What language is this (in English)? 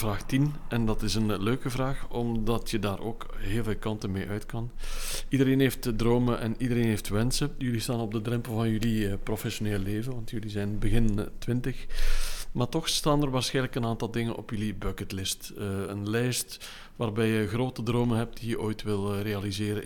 Dutch